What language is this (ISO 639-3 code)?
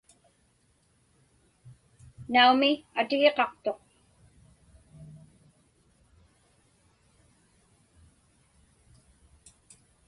ipk